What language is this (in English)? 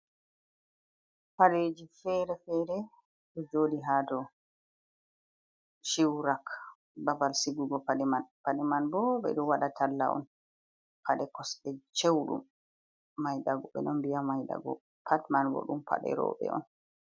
Fula